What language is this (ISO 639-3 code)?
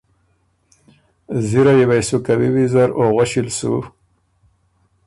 oru